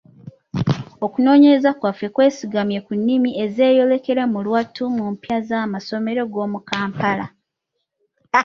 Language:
Ganda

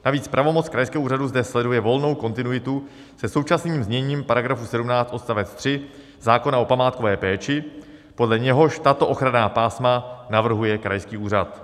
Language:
Czech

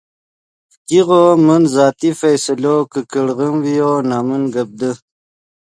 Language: Yidgha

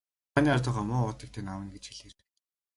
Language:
Mongolian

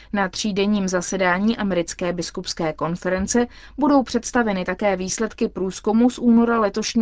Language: Czech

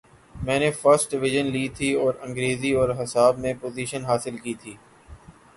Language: Urdu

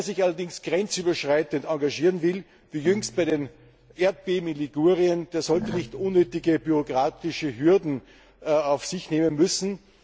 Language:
German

